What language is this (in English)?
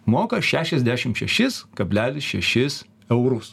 Lithuanian